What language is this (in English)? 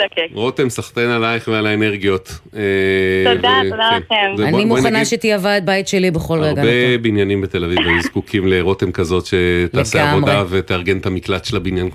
Hebrew